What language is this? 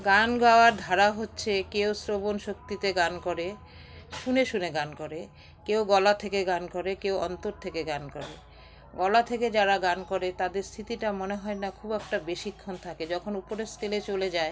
Bangla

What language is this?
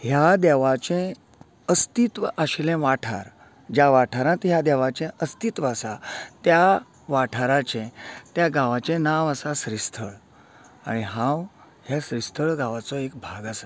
Konkani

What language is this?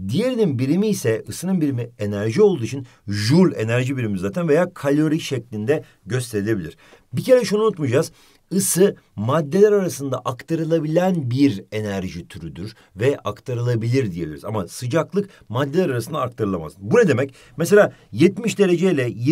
Turkish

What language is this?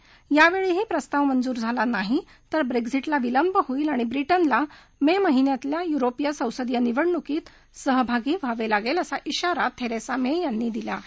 Marathi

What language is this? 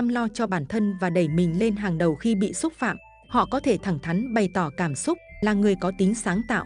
Vietnamese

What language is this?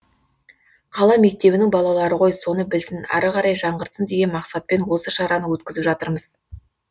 Kazakh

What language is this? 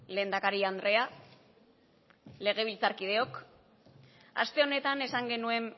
Basque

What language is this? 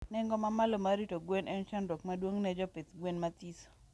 Luo (Kenya and Tanzania)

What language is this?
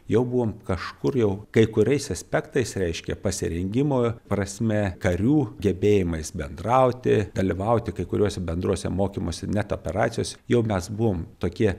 Lithuanian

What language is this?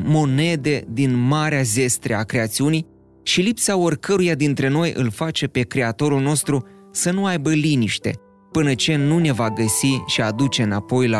Romanian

